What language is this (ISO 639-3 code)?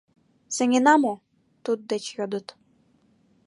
chm